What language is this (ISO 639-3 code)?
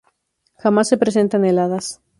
spa